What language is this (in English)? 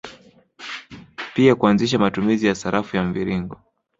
Swahili